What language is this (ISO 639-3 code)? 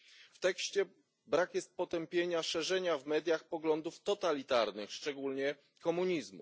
pol